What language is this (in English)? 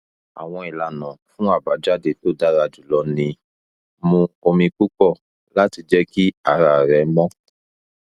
Yoruba